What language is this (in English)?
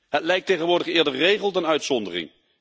Dutch